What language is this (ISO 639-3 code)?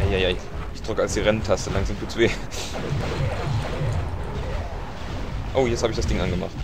deu